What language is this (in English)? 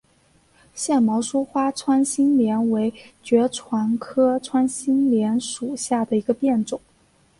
Chinese